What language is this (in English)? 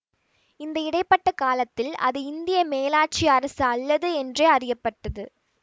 Tamil